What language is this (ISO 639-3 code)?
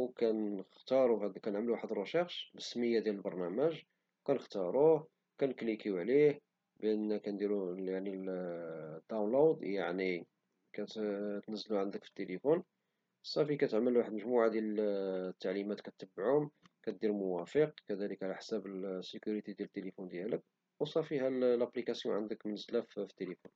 ary